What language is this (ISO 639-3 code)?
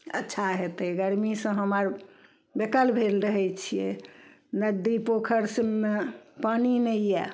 mai